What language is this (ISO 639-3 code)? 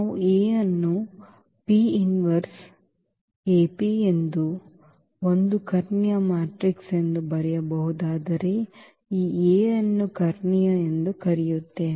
kan